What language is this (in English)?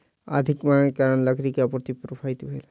Maithili